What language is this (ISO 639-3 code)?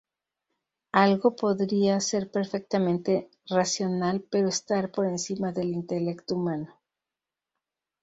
spa